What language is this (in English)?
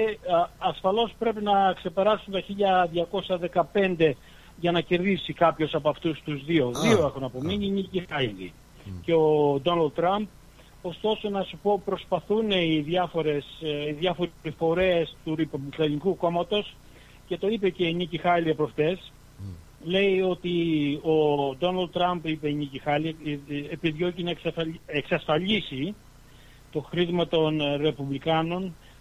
Greek